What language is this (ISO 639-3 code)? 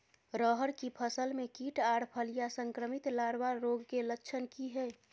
mai